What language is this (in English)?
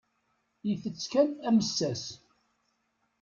Kabyle